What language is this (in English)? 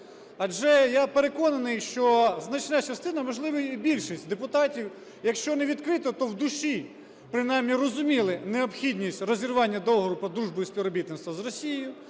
Ukrainian